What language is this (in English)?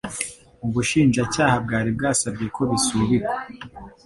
Kinyarwanda